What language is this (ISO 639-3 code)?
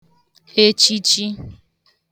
ibo